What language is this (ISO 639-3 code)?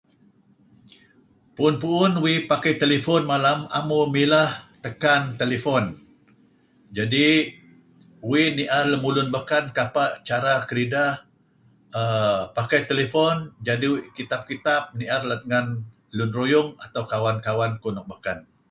kzi